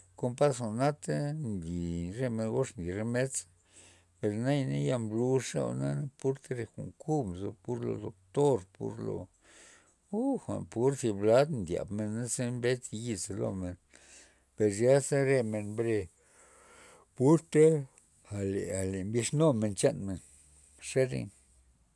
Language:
Loxicha Zapotec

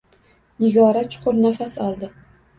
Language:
Uzbek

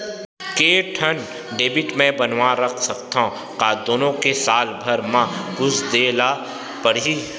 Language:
Chhattisgarhi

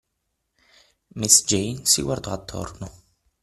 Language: Italian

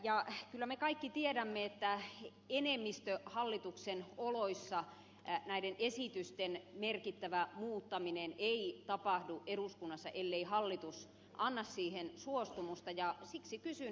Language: Finnish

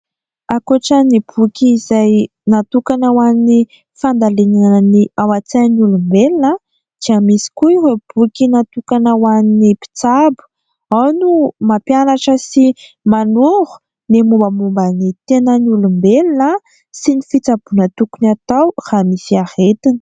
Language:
Malagasy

